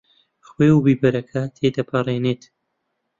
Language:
Central Kurdish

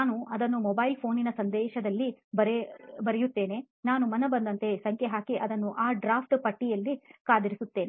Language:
Kannada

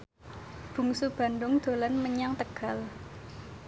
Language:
Javanese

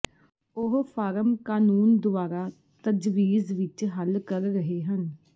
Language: Punjabi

